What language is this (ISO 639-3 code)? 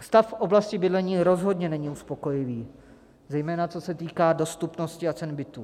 ces